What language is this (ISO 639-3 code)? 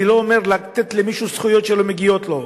heb